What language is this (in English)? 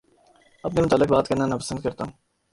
Urdu